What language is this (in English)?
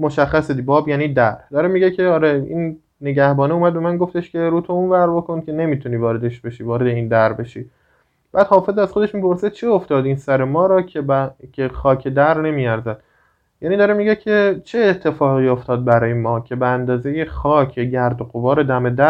Persian